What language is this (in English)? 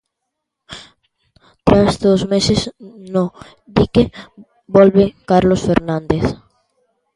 Galician